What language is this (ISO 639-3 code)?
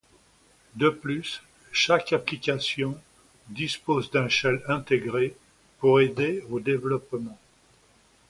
fra